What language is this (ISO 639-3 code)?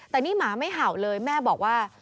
tha